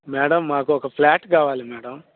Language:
Telugu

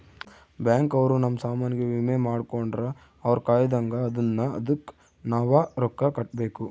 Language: Kannada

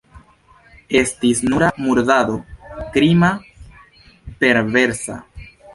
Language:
Esperanto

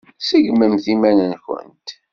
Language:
Kabyle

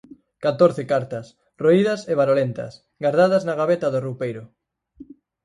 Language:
Galician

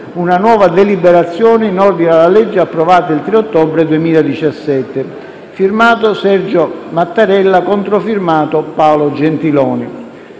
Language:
Italian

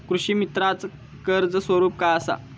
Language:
Marathi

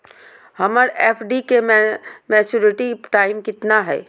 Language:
Magahi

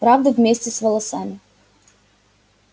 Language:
Russian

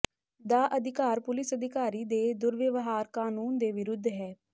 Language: Punjabi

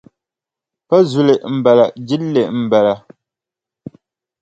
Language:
Dagbani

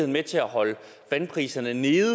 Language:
Danish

